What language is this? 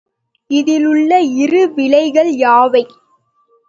Tamil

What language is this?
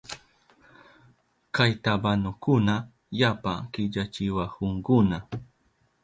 Southern Pastaza Quechua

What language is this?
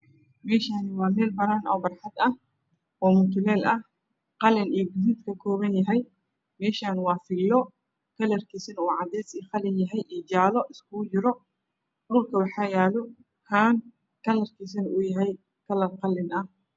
Somali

